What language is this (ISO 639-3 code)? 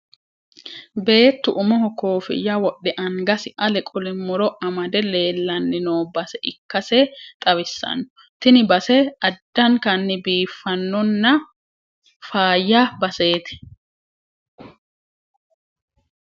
sid